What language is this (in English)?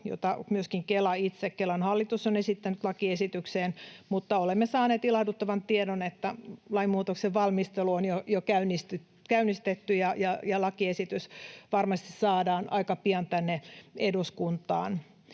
Finnish